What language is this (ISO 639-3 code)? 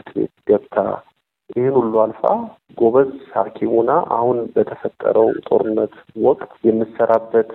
amh